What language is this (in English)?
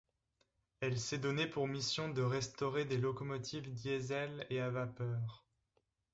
French